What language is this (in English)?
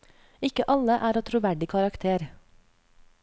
Norwegian